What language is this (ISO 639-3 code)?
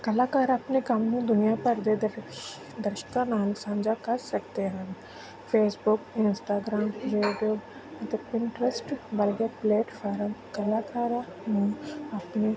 pan